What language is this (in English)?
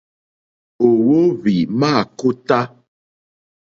Mokpwe